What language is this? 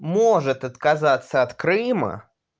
Russian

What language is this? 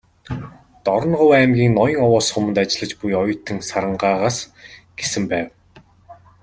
Mongolian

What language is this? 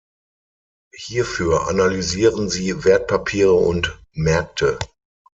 German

